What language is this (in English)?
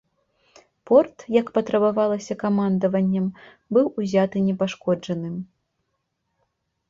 Belarusian